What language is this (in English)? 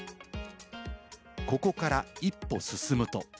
Japanese